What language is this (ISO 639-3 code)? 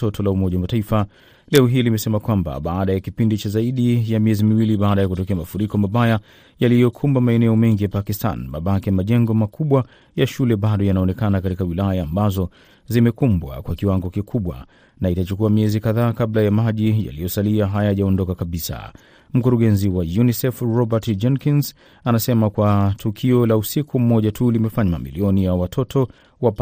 swa